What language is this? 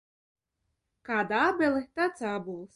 Latvian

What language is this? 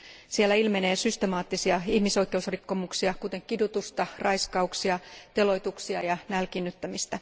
Finnish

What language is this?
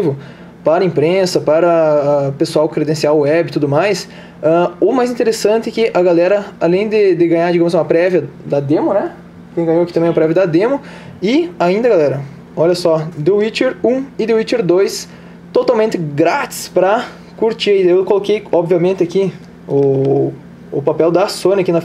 Portuguese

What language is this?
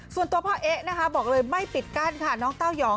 Thai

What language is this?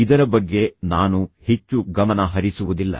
Kannada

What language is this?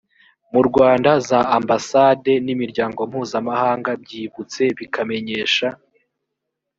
Kinyarwanda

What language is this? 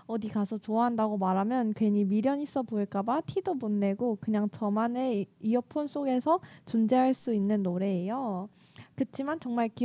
Korean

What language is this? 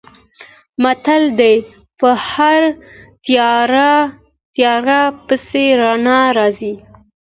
Pashto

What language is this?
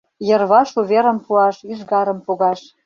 Mari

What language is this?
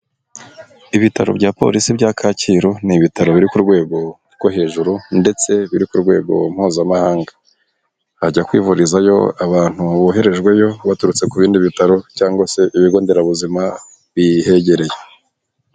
Kinyarwanda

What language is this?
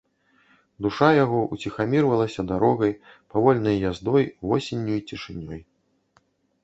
Belarusian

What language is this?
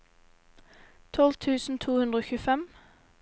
Norwegian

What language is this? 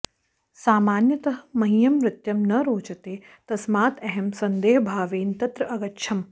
Sanskrit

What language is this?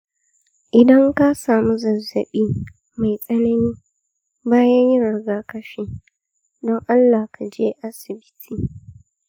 Hausa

